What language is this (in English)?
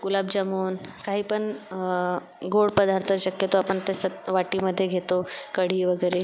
Marathi